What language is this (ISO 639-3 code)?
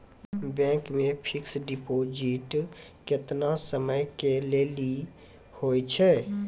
mai